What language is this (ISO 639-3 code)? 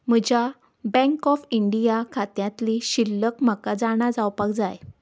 kok